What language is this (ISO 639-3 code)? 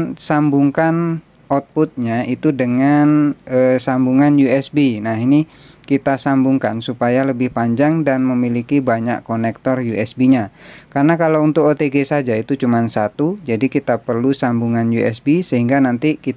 ind